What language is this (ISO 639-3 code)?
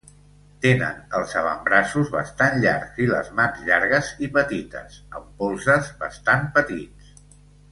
cat